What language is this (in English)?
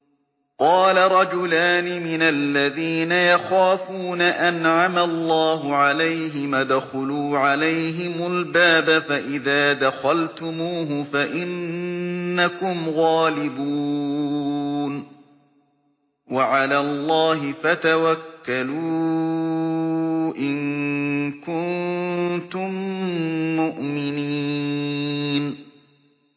Arabic